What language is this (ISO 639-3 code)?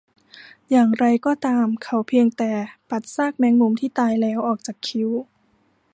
tha